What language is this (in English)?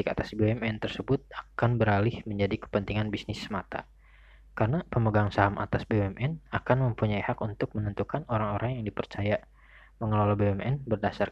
Indonesian